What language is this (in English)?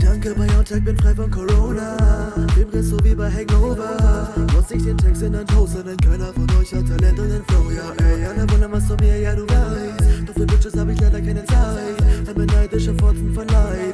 German